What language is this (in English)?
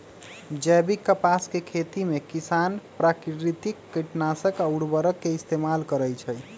Magahi